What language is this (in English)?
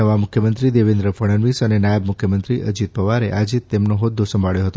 Gujarati